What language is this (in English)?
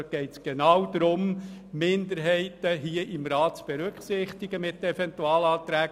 Swiss German